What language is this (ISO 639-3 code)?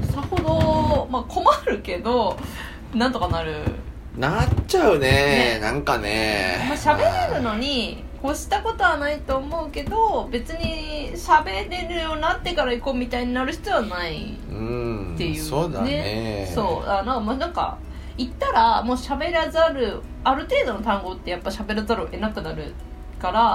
jpn